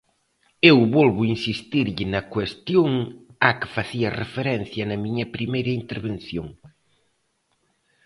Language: Galician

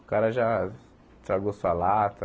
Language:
Portuguese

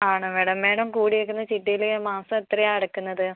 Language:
Malayalam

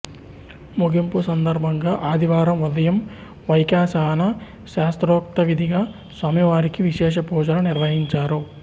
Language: Telugu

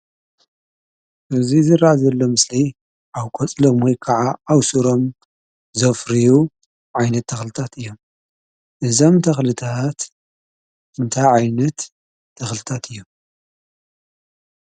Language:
Tigrinya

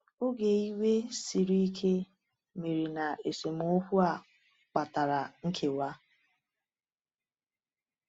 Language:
Igbo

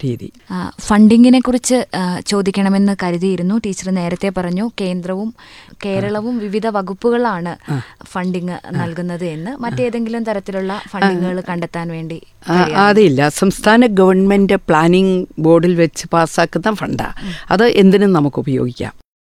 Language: Malayalam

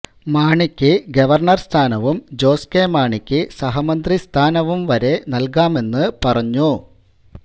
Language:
Malayalam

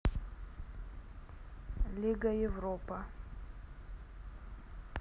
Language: Russian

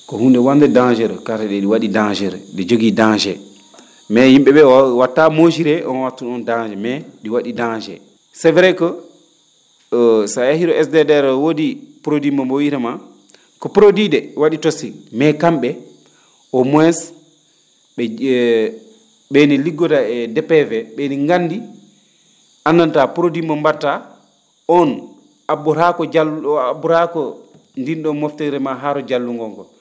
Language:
Fula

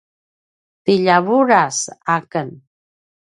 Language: Paiwan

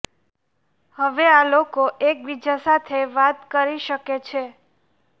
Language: Gujarati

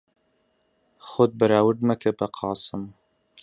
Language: Central Kurdish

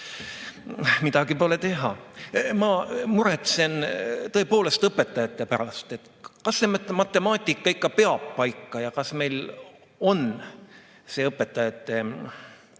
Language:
Estonian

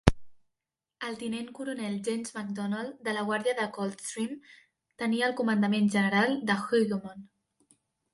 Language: Catalan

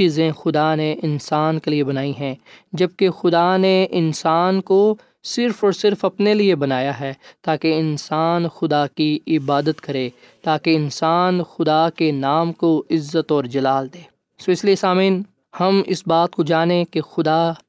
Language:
Urdu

